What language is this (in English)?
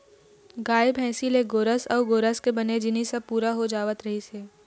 Chhattisgarhi